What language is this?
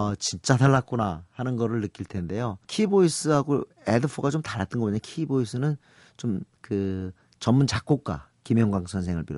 Korean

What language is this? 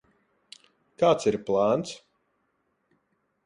Latvian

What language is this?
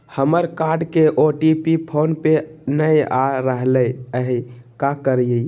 Magahi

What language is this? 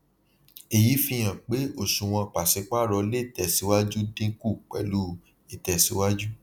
Yoruba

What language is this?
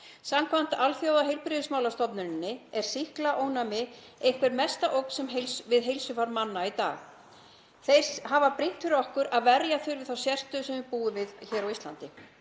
Icelandic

